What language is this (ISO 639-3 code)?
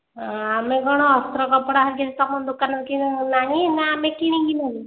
ori